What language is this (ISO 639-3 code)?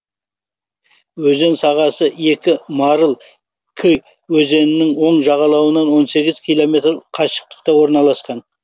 kaz